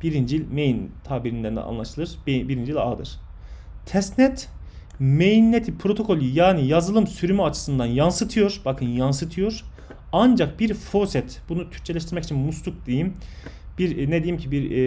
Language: Turkish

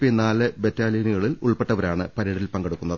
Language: Malayalam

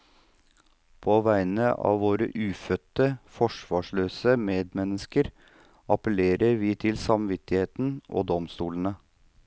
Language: Norwegian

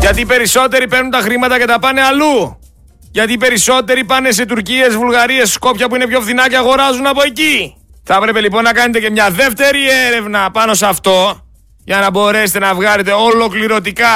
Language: Greek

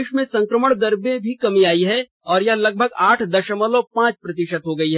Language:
Hindi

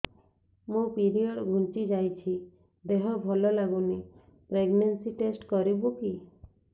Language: Odia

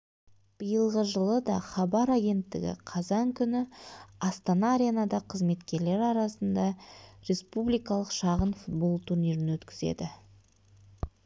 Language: Kazakh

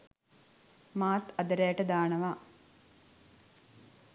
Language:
Sinhala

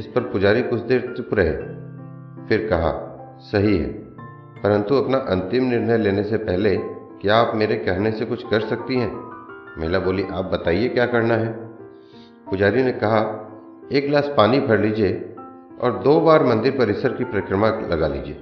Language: Hindi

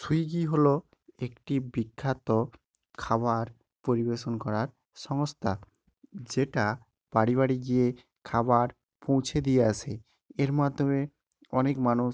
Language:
Bangla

